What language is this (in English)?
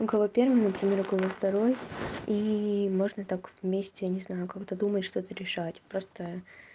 Russian